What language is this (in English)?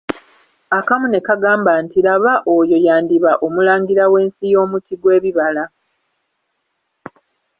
Ganda